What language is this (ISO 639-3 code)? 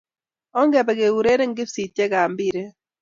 kln